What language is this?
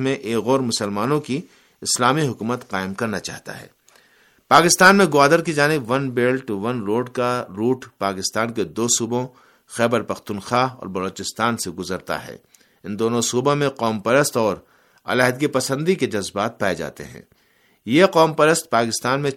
Urdu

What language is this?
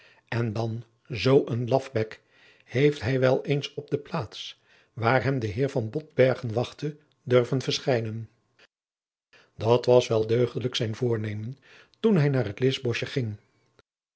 Dutch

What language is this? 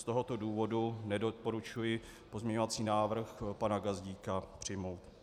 Czech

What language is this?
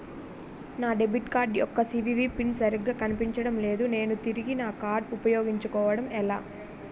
Telugu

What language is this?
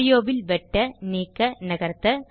Tamil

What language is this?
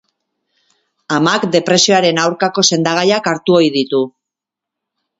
Basque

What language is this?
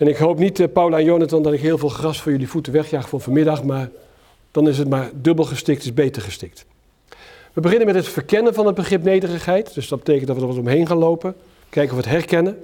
Dutch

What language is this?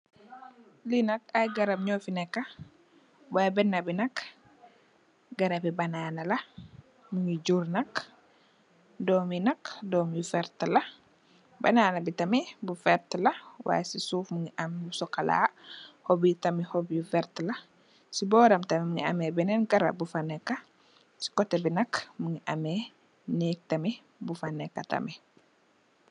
Wolof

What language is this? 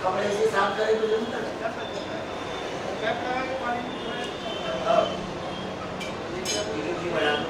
Marathi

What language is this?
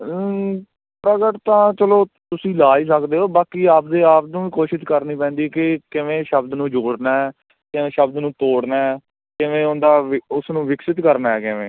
Punjabi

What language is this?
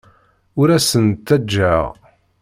Kabyle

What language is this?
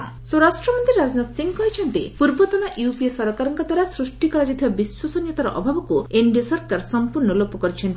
Odia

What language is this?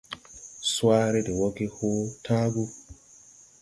Tupuri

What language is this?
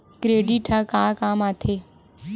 Chhattisgarhi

